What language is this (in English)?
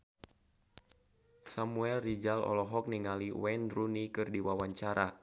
Sundanese